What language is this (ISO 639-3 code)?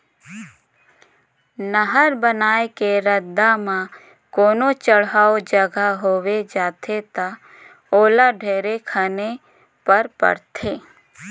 hne